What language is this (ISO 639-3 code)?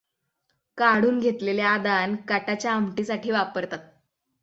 mar